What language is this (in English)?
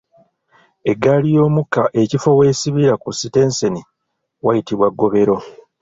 Ganda